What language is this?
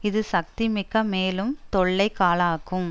Tamil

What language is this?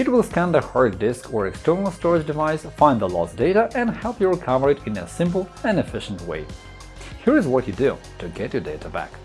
English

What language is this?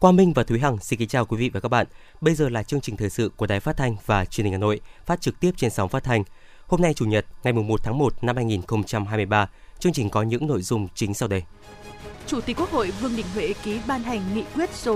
Vietnamese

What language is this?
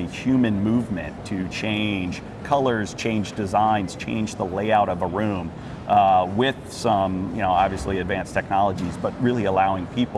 English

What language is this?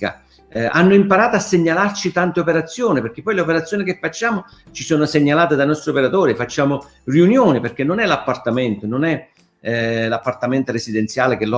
Italian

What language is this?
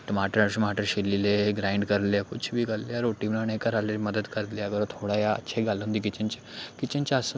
Dogri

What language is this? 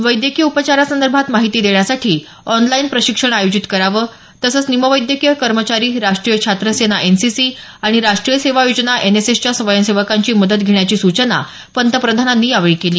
Marathi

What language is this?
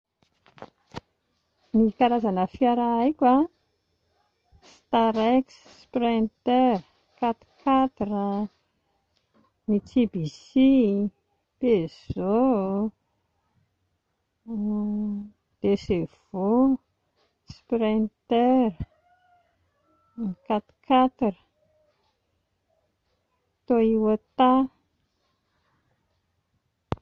Malagasy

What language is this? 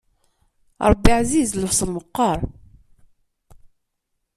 Kabyle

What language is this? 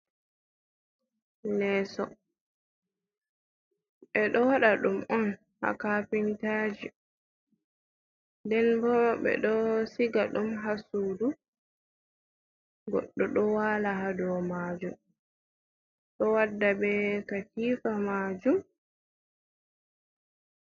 Fula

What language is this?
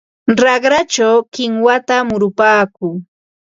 Ambo-Pasco Quechua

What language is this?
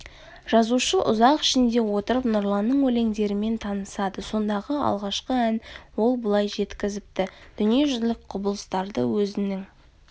Kazakh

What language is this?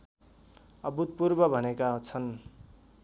Nepali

